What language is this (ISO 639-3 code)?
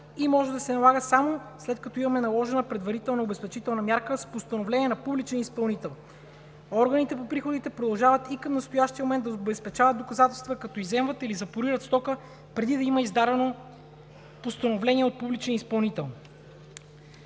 bul